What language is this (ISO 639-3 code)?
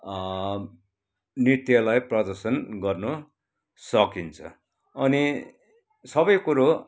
nep